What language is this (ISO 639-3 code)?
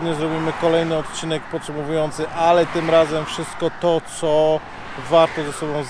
pol